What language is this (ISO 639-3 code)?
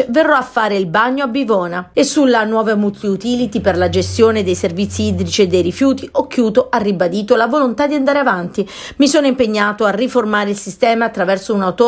ita